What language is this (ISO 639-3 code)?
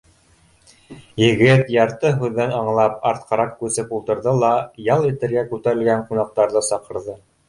bak